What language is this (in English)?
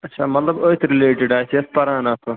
Kashmiri